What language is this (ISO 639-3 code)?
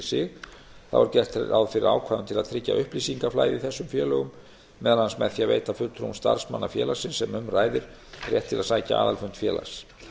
isl